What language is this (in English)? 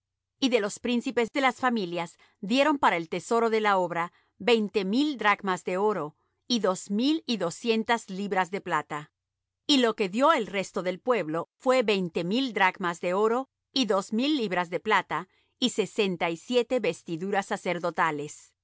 Spanish